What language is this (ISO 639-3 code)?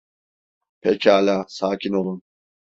tur